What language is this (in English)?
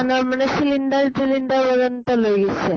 Assamese